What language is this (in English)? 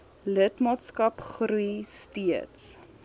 Afrikaans